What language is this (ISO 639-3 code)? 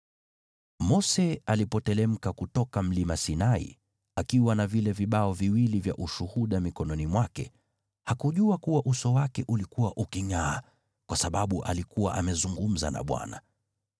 swa